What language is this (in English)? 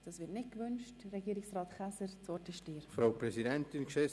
Swiss German